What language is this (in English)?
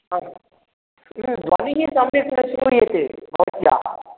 Sanskrit